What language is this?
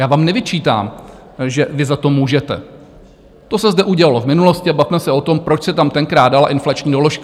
Czech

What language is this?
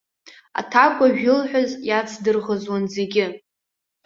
Abkhazian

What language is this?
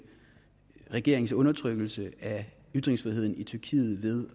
Danish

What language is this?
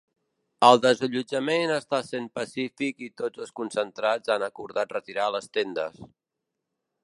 Catalan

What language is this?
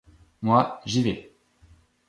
French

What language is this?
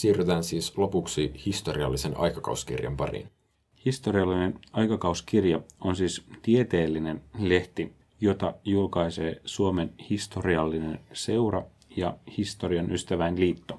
Finnish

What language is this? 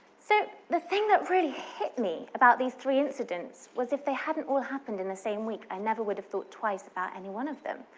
English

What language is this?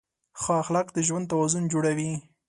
Pashto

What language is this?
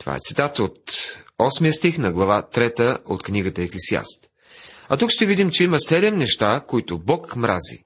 Bulgarian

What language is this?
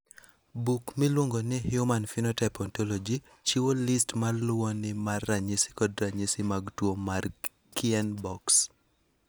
Luo (Kenya and Tanzania)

